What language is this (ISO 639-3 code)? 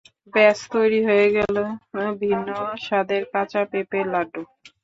ben